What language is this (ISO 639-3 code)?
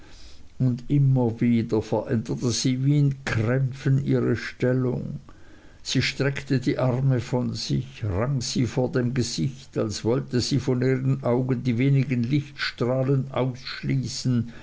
deu